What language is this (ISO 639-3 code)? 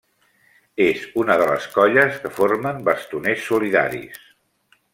cat